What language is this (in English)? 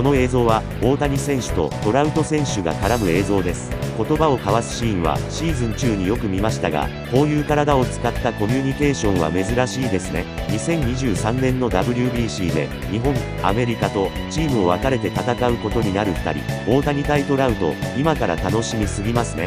Japanese